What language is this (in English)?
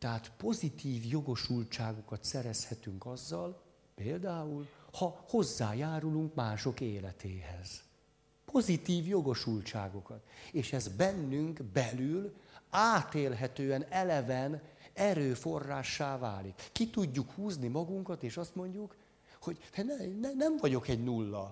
Hungarian